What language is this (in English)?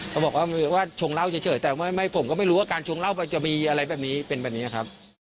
Thai